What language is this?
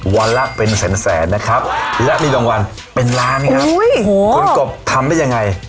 Thai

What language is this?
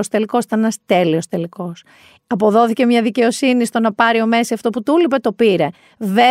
Greek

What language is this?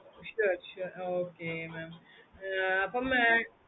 Tamil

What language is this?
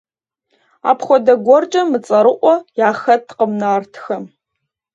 Kabardian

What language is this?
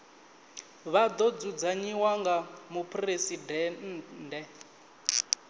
Venda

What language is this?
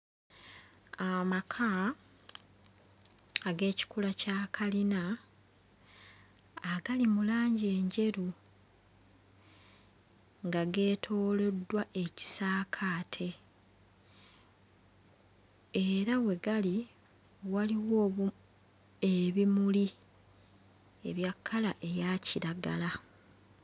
Ganda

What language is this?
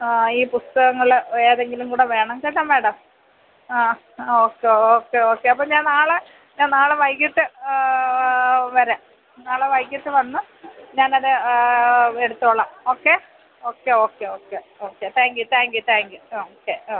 Malayalam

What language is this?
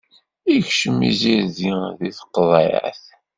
Kabyle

